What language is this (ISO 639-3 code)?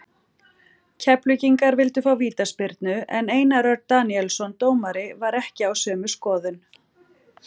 isl